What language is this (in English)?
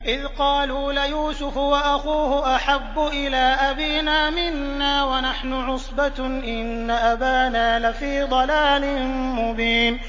Arabic